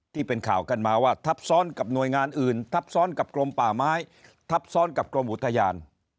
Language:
Thai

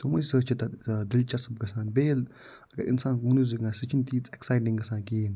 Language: Kashmiri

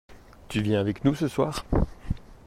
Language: French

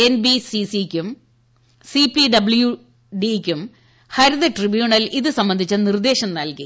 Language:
Malayalam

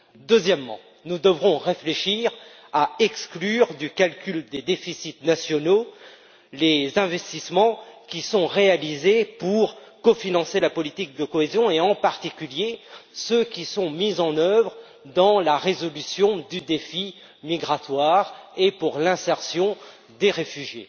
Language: French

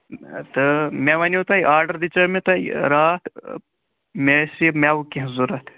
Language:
Kashmiri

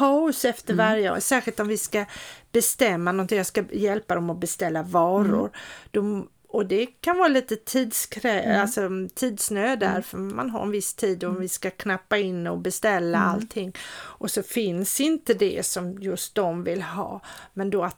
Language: Swedish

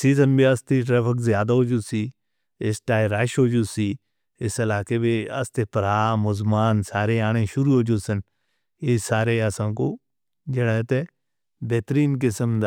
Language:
Northern Hindko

